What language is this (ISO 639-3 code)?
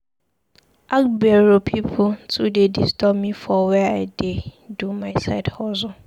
pcm